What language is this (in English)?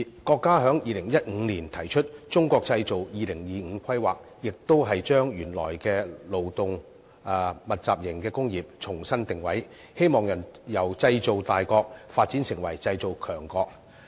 Cantonese